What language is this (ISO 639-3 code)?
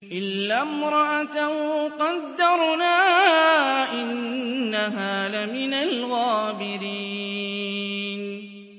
ara